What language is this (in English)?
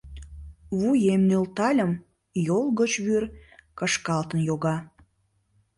Mari